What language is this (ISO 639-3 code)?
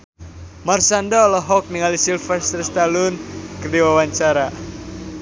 sun